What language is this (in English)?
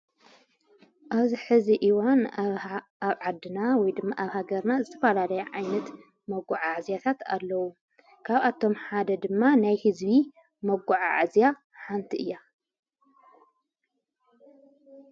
Tigrinya